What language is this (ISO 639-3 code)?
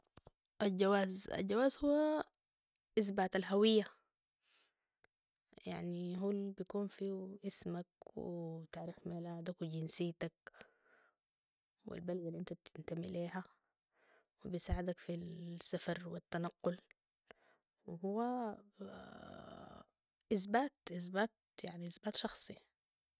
apd